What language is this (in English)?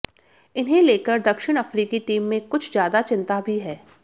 Hindi